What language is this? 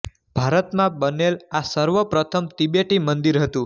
Gujarati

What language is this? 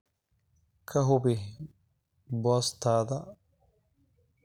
Somali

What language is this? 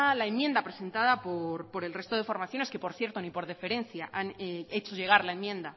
Spanish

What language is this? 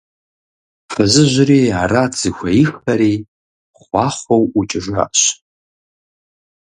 Kabardian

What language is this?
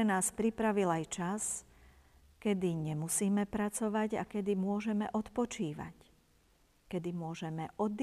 Slovak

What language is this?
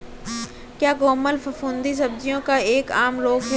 Hindi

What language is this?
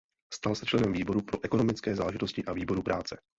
Czech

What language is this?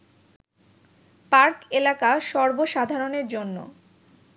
Bangla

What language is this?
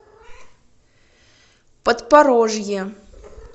Russian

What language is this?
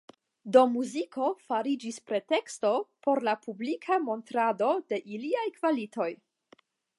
Esperanto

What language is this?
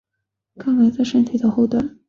Chinese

